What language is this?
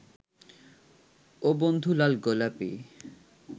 Bangla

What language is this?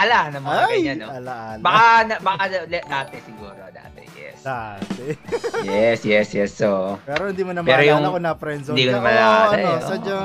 Filipino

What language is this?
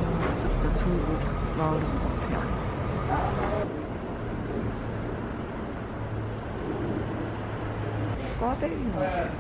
Korean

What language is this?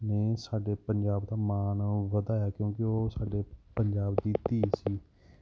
Punjabi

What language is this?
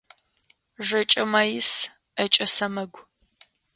Adyghe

